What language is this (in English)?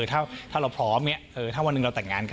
Thai